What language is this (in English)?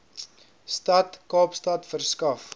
Afrikaans